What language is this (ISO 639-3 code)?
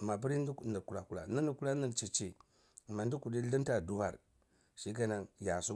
ckl